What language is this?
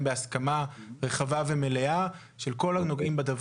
Hebrew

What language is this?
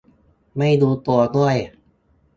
Thai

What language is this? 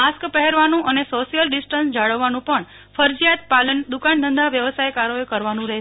Gujarati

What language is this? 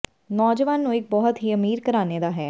Punjabi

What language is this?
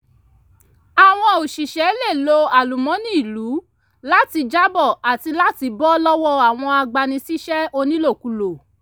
Yoruba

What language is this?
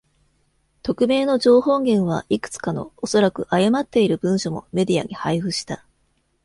Japanese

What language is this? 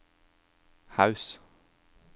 Norwegian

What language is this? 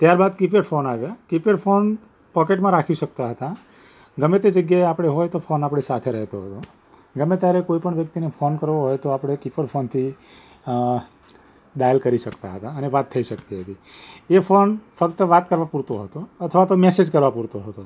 Gujarati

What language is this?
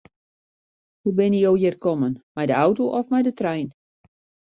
Western Frisian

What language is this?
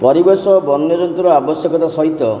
Odia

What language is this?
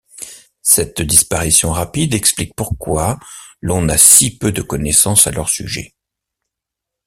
French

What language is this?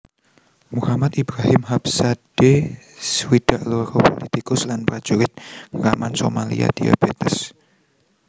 Javanese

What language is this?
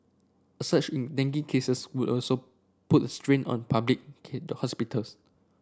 English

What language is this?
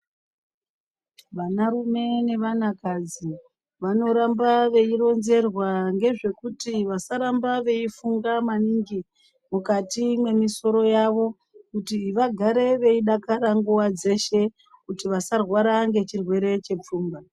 Ndau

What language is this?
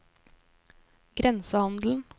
Norwegian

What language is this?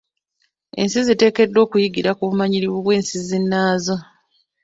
Ganda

